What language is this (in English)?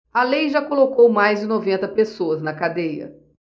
Portuguese